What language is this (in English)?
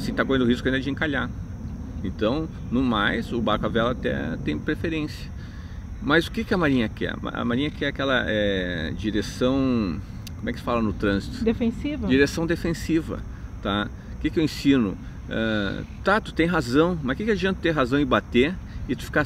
Portuguese